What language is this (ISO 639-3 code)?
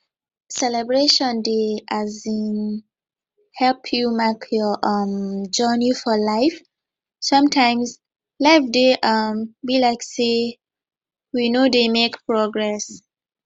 pcm